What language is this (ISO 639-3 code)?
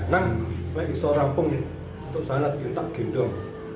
ind